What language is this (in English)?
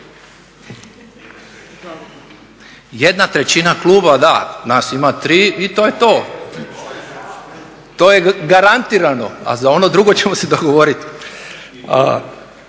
Croatian